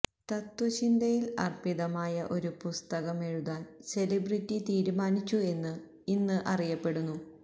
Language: Malayalam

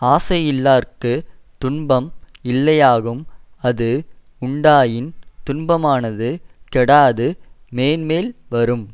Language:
Tamil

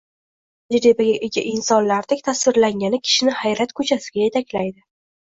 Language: Uzbek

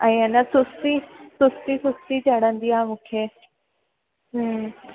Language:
Sindhi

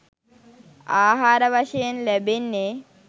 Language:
Sinhala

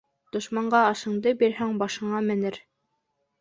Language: Bashkir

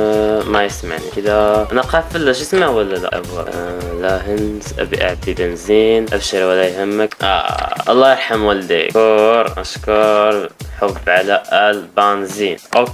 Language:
Arabic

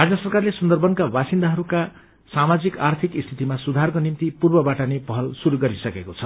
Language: Nepali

